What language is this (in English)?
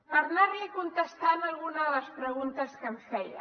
Catalan